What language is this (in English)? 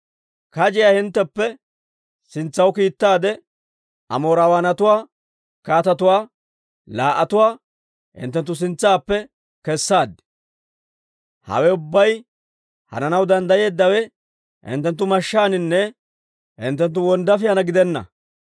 Dawro